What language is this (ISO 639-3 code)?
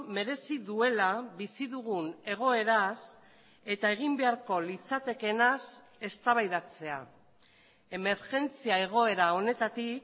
eus